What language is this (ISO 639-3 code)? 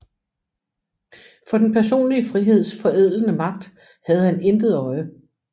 dan